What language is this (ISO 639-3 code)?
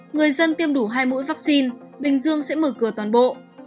vie